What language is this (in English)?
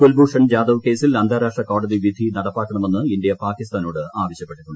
Malayalam